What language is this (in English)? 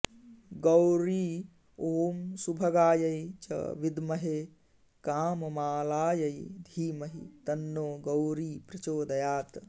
Sanskrit